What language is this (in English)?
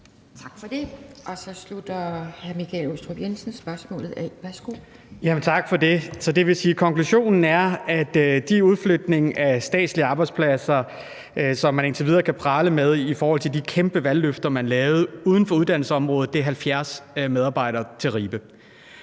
Danish